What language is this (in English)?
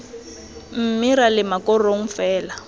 Tswana